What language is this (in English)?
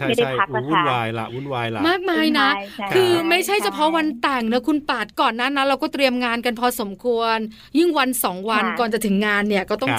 Thai